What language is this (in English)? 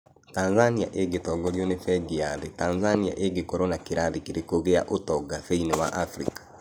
Kikuyu